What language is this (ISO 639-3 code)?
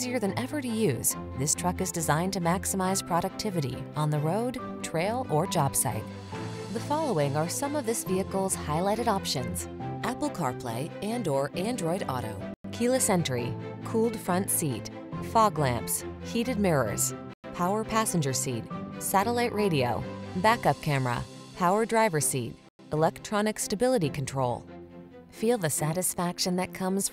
eng